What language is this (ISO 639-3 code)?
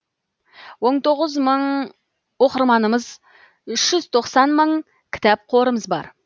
kaz